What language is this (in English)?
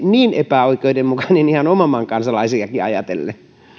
Finnish